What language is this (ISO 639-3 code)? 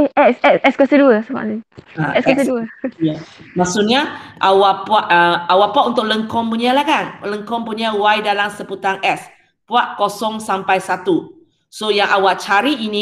msa